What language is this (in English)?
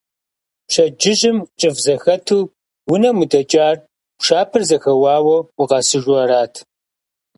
Kabardian